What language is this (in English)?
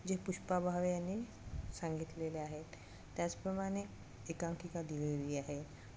Marathi